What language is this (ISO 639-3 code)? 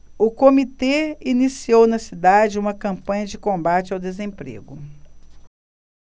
por